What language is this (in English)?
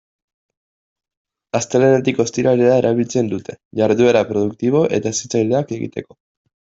Basque